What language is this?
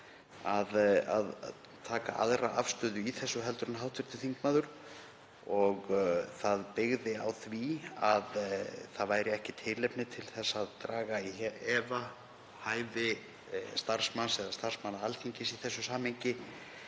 Icelandic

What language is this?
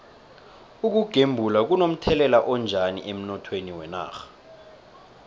South Ndebele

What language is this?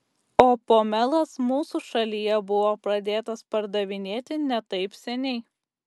Lithuanian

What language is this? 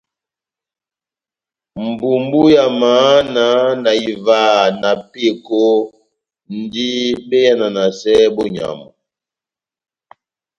Batanga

